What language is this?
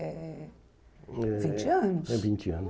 Portuguese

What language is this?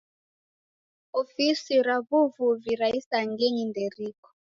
Taita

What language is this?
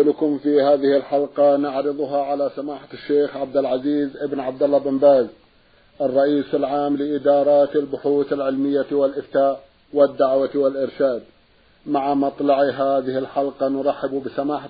Arabic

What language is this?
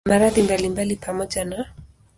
Swahili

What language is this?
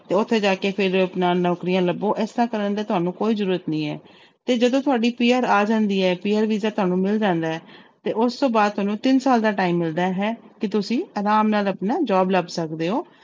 Punjabi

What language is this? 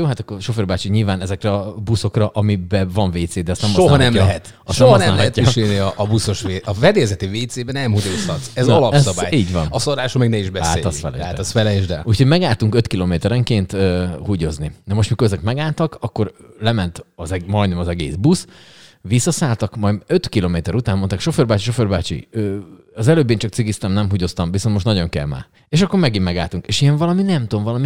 Hungarian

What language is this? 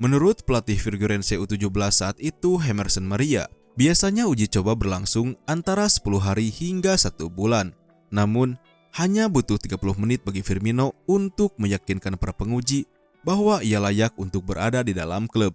Indonesian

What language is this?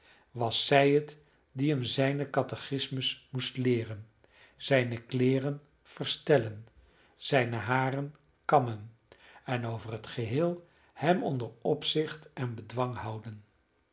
Dutch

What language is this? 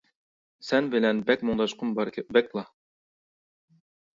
Uyghur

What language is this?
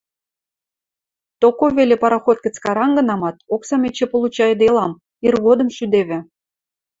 Western Mari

